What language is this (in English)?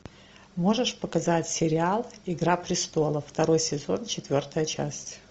Russian